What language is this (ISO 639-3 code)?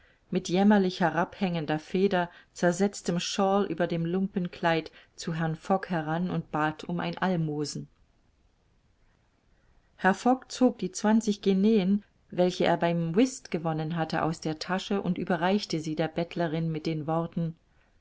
deu